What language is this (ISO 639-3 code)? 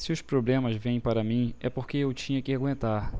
por